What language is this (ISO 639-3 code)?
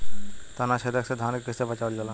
bho